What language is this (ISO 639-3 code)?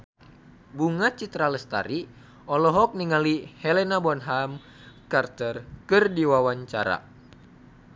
sun